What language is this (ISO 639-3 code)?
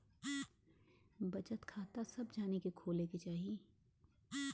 bho